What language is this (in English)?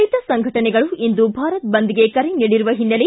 Kannada